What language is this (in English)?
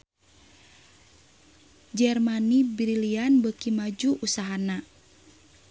Sundanese